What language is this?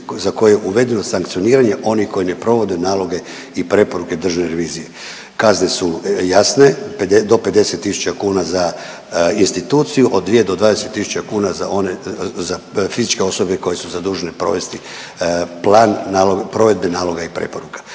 Croatian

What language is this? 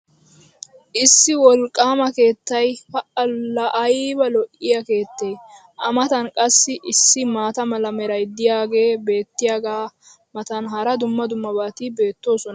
Wolaytta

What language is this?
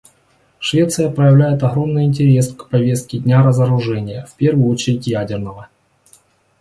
Russian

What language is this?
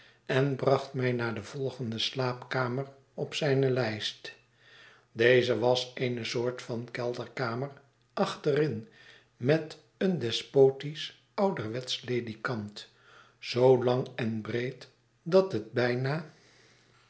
Dutch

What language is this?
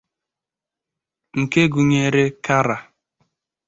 Igbo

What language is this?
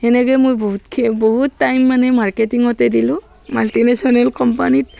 Assamese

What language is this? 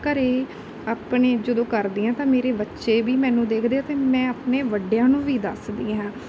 Punjabi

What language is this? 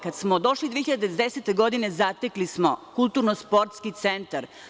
Serbian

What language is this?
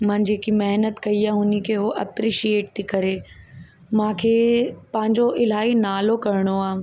Sindhi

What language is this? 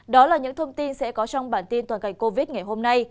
Vietnamese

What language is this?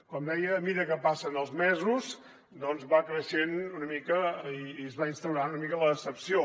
Catalan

